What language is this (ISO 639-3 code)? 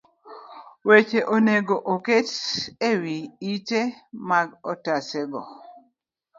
luo